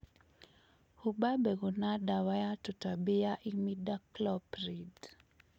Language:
Kikuyu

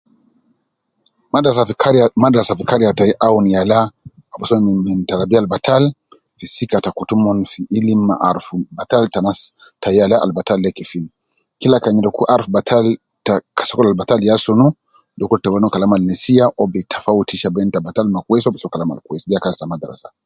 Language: Nubi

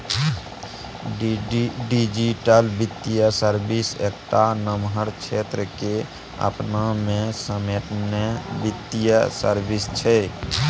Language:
Maithili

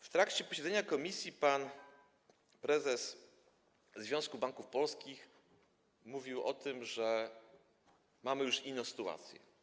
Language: Polish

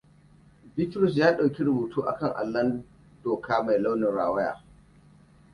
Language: Hausa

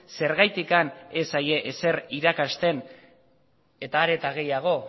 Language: Basque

